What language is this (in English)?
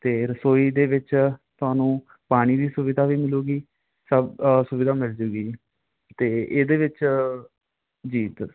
Punjabi